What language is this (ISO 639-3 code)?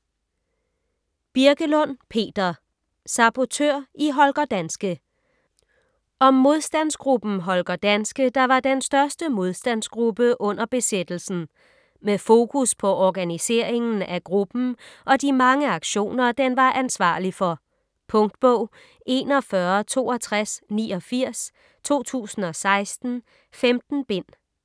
dan